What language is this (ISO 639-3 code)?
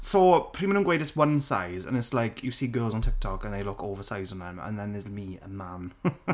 cym